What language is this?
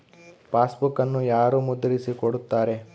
Kannada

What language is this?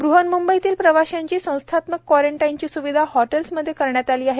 Marathi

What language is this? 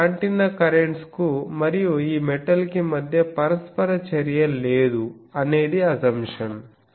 Telugu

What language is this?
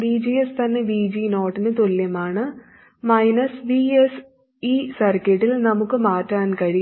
Malayalam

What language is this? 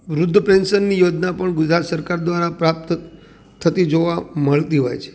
Gujarati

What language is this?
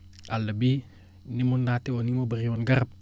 Wolof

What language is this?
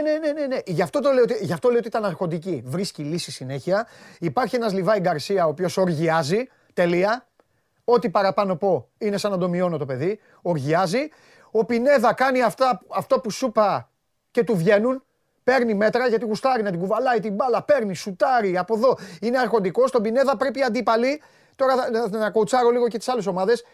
Greek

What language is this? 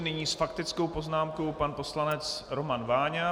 Czech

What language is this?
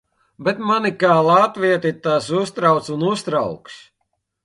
Latvian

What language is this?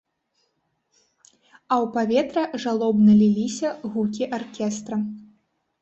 Belarusian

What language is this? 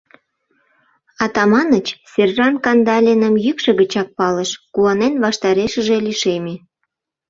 Mari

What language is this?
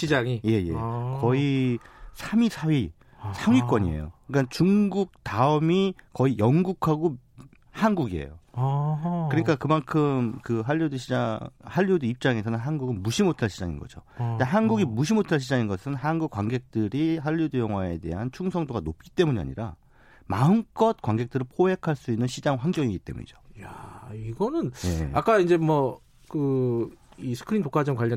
Korean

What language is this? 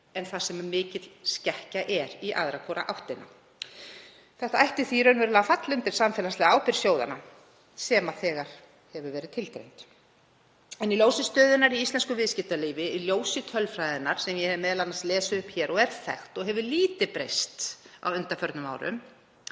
Icelandic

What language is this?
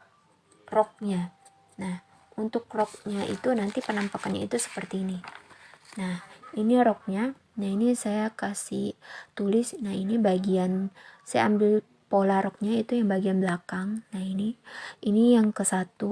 Indonesian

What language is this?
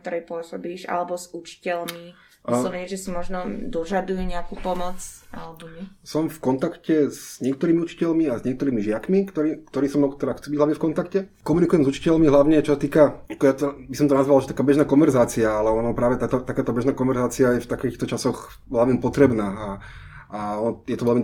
Slovak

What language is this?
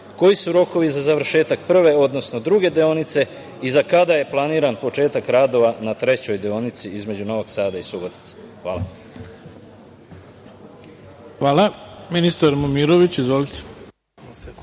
Serbian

